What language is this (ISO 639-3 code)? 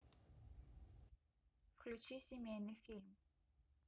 rus